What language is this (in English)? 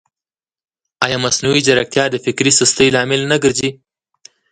Pashto